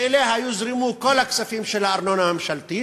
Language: Hebrew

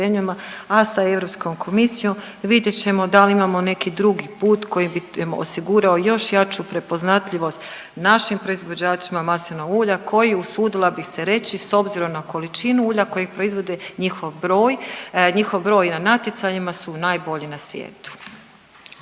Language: Croatian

